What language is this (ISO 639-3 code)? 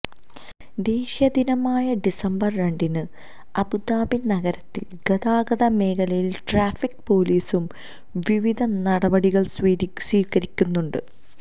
mal